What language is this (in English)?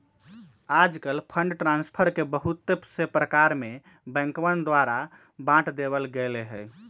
Magahi